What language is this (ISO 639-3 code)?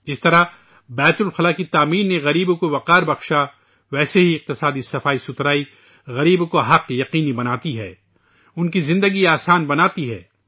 urd